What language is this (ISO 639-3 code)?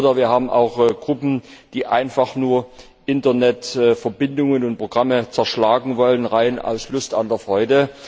deu